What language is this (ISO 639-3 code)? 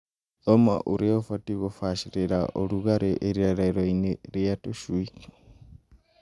kik